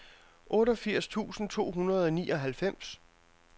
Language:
Danish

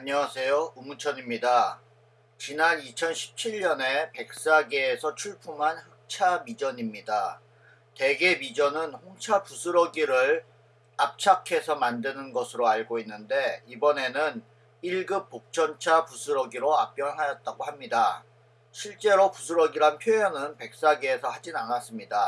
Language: Korean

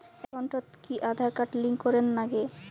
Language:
Bangla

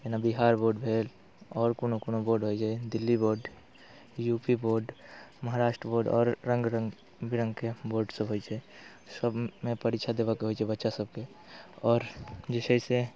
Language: Maithili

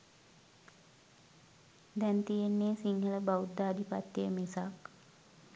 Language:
Sinhala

